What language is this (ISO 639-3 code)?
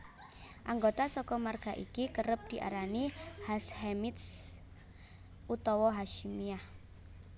jav